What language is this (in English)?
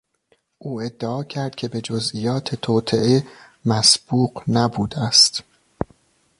Persian